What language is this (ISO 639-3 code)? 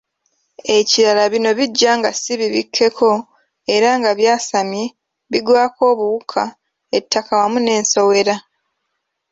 lug